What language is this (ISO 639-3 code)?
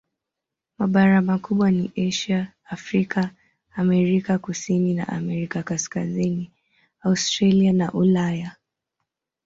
swa